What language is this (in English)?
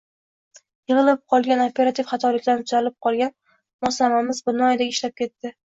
Uzbek